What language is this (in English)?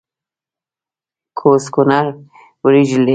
Pashto